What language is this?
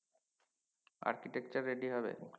Bangla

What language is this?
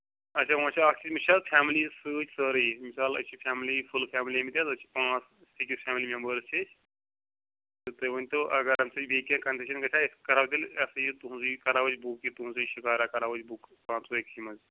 Kashmiri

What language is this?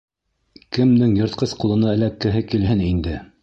Bashkir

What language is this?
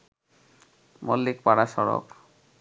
Bangla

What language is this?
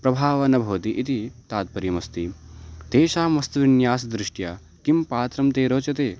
Sanskrit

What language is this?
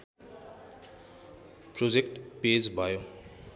Nepali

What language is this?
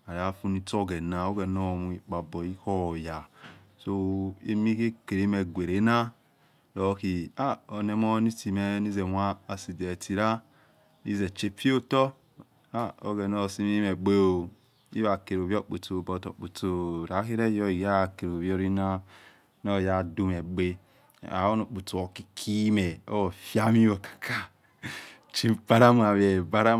Yekhee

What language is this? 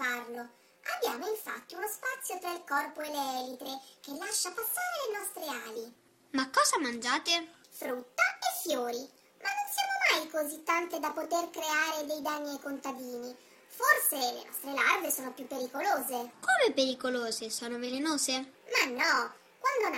Italian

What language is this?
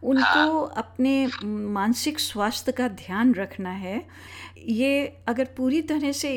Hindi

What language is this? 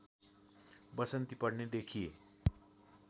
Nepali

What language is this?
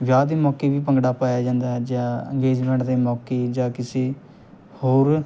Punjabi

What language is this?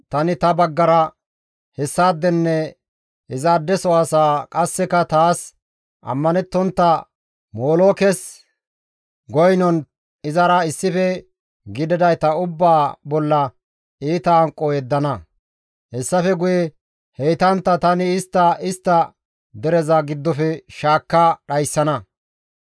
Gamo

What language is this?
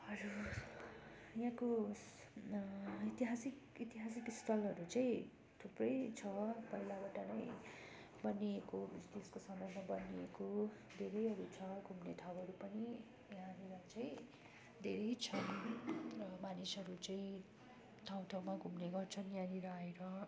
Nepali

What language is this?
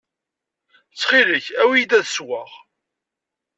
Kabyle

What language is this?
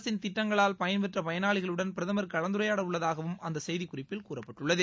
Tamil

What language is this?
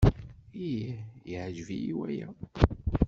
Kabyle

